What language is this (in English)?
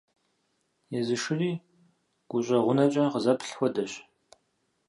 Kabardian